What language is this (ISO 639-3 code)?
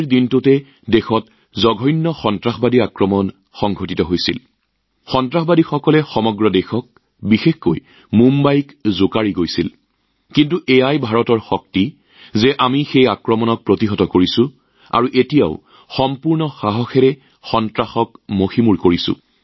asm